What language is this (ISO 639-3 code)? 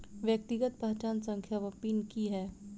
mai